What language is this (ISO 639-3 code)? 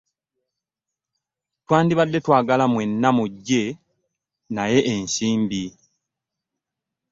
lug